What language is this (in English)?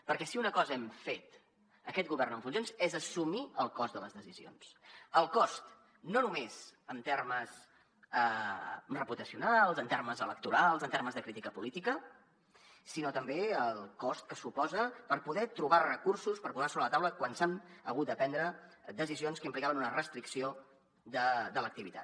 Catalan